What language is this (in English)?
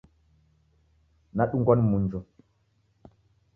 Taita